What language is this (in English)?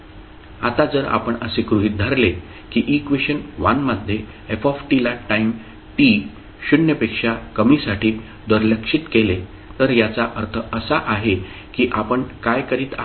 Marathi